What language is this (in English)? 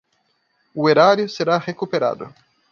Portuguese